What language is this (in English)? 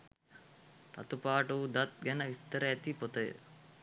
Sinhala